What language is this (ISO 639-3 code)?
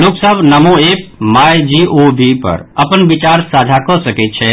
mai